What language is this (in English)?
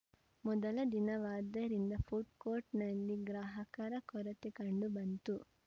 Kannada